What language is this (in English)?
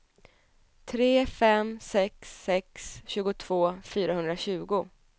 Swedish